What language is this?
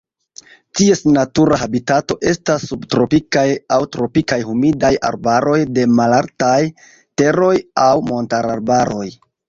Esperanto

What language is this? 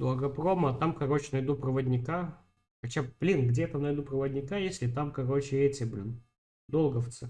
Russian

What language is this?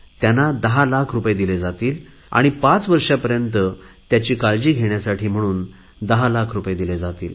Marathi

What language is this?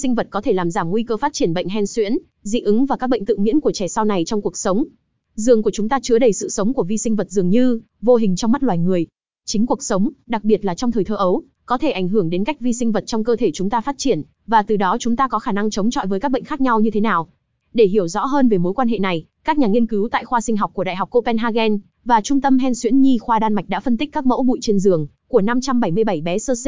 Vietnamese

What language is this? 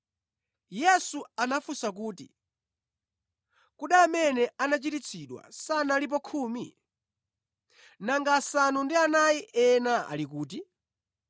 Nyanja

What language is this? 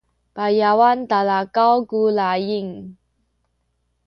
Sakizaya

